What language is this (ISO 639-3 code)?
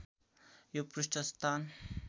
nep